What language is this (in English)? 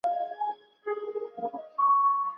Chinese